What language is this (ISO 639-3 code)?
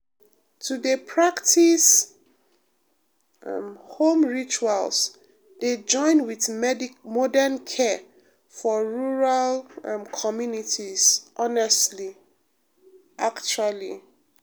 pcm